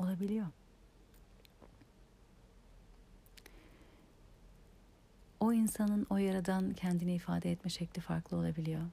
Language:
Turkish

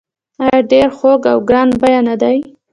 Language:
Pashto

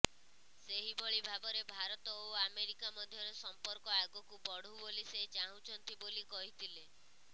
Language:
Odia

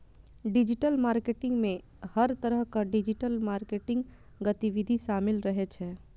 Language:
Maithili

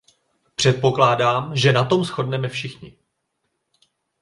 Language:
Czech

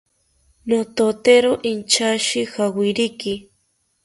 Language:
South Ucayali Ashéninka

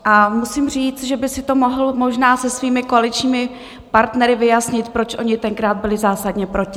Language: Czech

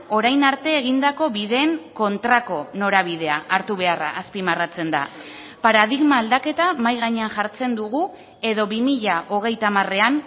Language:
Basque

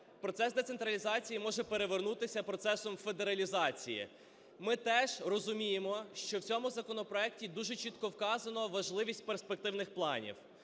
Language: Ukrainian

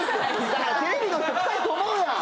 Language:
Japanese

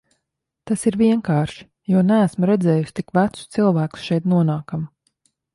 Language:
Latvian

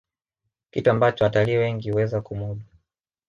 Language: Swahili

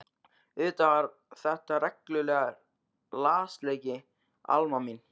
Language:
Icelandic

